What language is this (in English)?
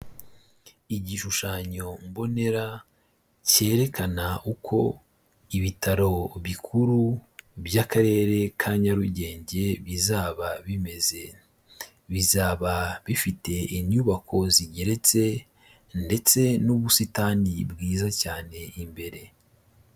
Kinyarwanda